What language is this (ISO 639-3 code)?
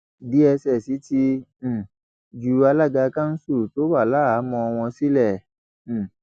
yor